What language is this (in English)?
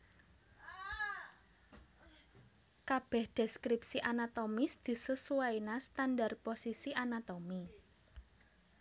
Javanese